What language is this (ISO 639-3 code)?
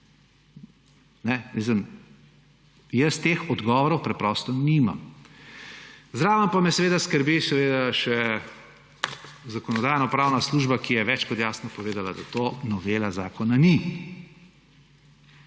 slv